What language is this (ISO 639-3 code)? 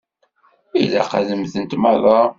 kab